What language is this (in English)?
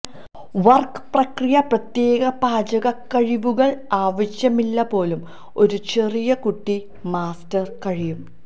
Malayalam